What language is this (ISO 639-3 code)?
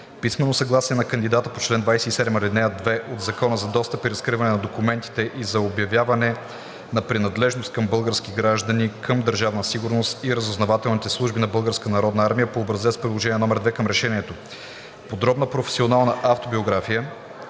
bul